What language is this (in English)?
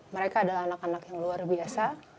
Indonesian